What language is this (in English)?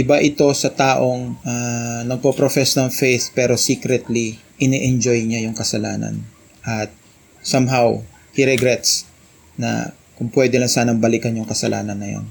Filipino